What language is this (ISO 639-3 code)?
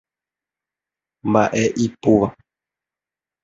grn